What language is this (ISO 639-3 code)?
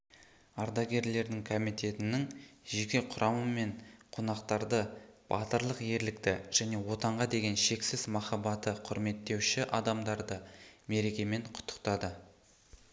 kaz